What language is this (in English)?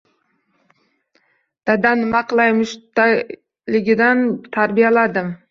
Uzbek